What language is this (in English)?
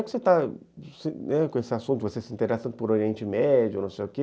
Portuguese